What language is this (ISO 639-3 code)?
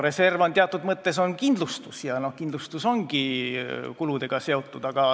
est